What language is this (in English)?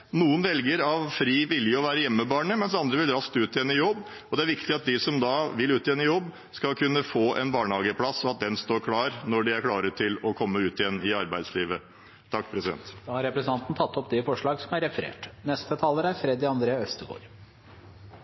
Norwegian Bokmål